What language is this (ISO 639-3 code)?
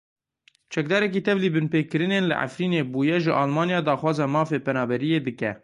kur